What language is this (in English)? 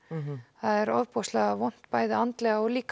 Icelandic